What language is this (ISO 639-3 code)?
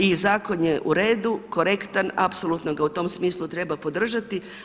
hrv